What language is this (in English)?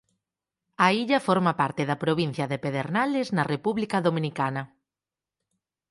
Galician